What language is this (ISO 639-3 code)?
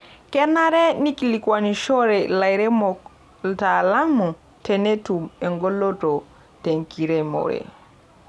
mas